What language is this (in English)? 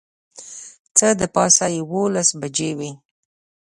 Pashto